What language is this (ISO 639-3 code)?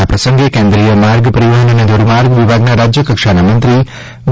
guj